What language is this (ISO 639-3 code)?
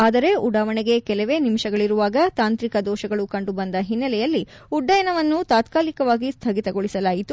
kan